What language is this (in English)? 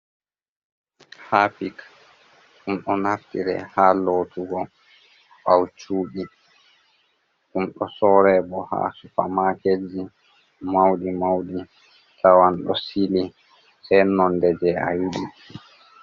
Fula